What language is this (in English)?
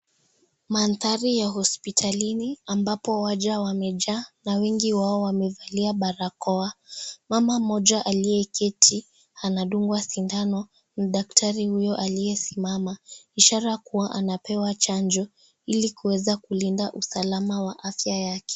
Swahili